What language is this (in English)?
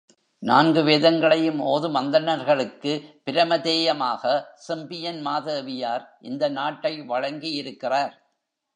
Tamil